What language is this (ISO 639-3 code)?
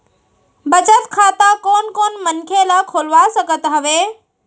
hne